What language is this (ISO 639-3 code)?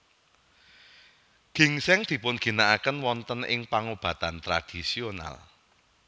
jav